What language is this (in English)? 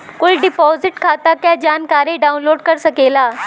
Bhojpuri